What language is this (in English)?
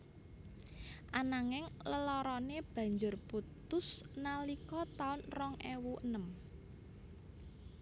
Javanese